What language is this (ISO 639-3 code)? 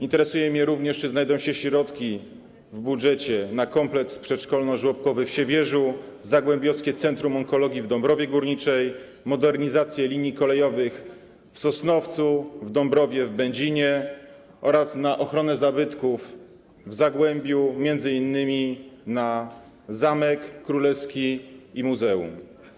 pol